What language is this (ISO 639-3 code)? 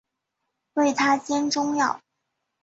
zho